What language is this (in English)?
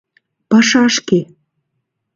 Mari